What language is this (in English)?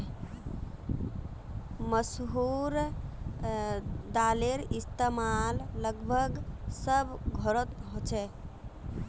Magahi